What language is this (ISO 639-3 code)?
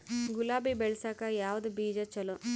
kan